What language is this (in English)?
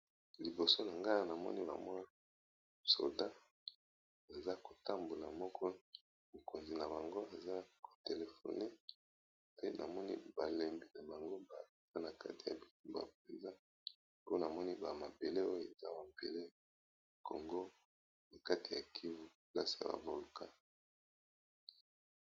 Lingala